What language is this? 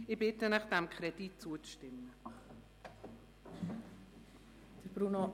Swiss German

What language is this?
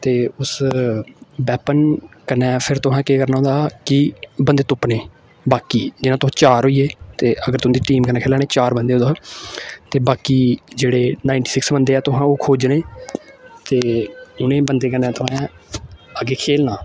Dogri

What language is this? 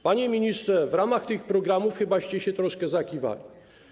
Polish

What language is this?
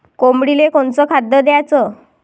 Marathi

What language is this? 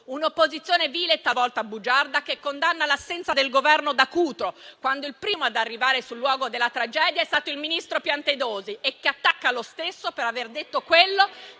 Italian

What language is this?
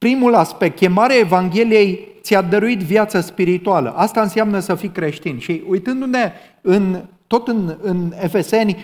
Romanian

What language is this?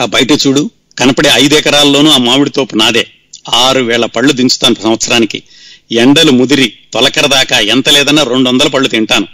Telugu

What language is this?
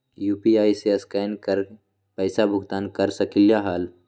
Magahi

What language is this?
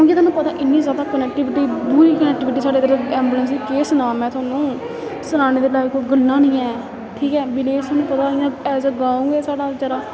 Dogri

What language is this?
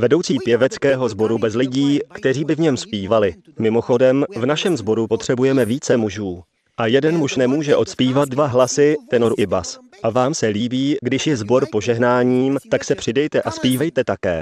Czech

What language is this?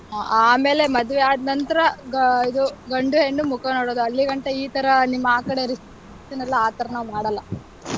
Kannada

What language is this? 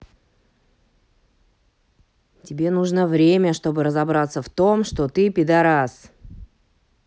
Russian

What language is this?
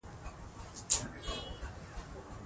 Pashto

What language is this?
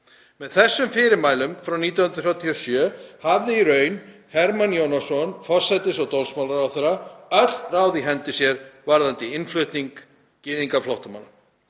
Icelandic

